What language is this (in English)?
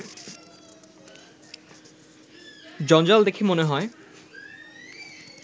Bangla